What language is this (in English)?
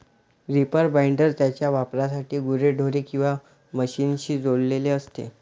Marathi